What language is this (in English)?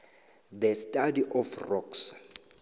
South Ndebele